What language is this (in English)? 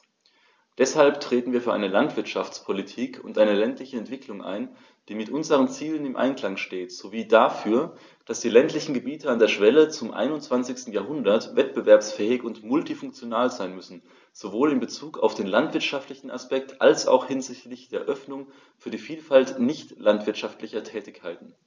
German